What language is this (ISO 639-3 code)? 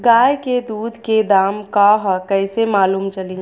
bho